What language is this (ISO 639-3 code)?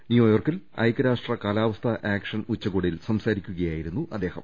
mal